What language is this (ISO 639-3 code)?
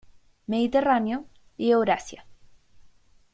spa